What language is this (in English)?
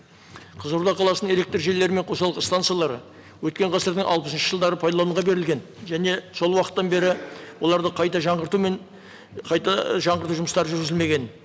Kazakh